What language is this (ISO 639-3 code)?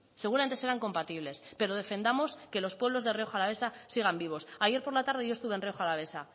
spa